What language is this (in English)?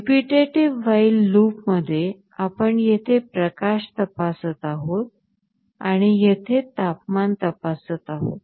Marathi